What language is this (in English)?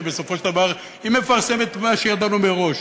Hebrew